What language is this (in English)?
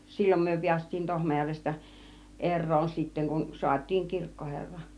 Finnish